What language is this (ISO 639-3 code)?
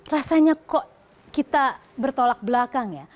ind